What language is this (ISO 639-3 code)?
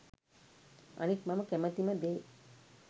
sin